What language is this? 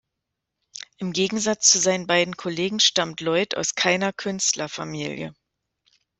German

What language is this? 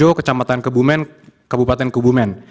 Indonesian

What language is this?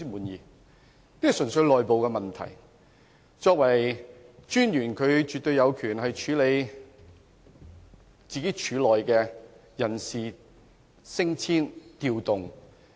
Cantonese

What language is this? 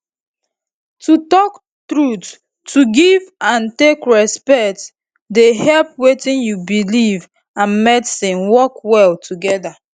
Nigerian Pidgin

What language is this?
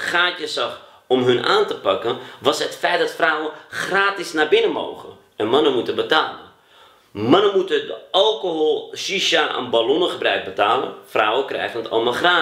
Dutch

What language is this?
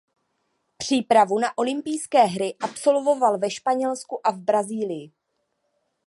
Czech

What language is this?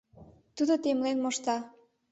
Mari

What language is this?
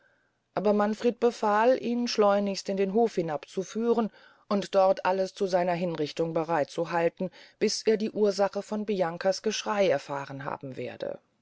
German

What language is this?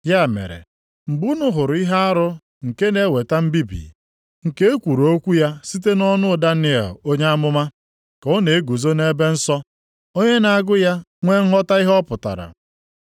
Igbo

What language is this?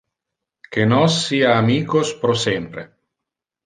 Interlingua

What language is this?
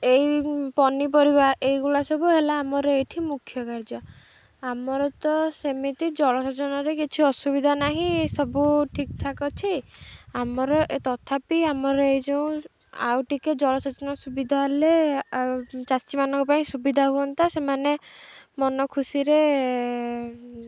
Odia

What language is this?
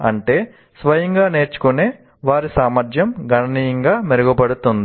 Telugu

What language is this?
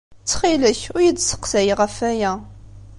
Kabyle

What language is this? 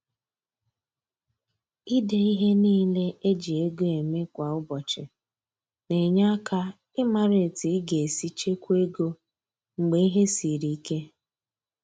Igbo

